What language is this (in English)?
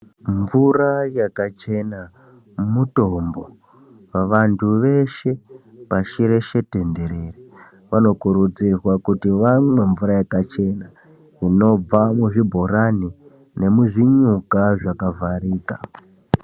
Ndau